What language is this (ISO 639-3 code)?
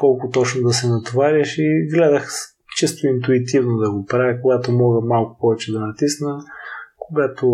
bul